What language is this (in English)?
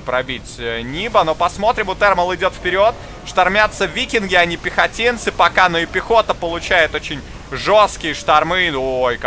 Russian